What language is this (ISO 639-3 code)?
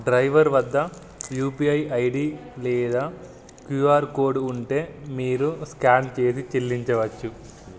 tel